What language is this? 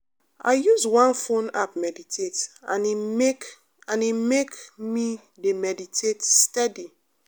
Nigerian Pidgin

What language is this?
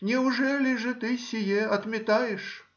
Russian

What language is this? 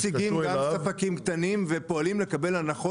Hebrew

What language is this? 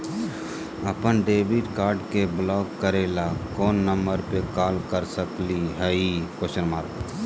Magahi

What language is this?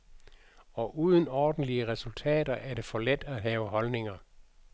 Danish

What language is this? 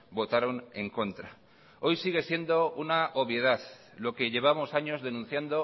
Spanish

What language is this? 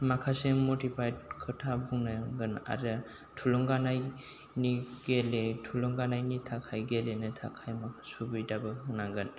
Bodo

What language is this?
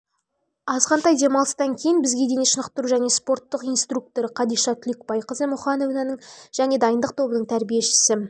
Kazakh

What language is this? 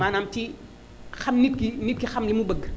Wolof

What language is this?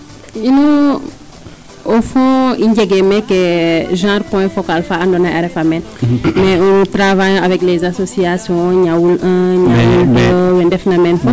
Serer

